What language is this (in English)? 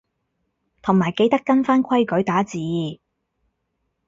Cantonese